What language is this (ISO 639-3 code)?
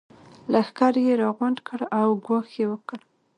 pus